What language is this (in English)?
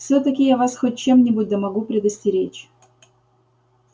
Russian